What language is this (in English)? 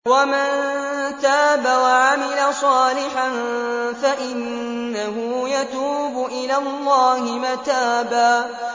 Arabic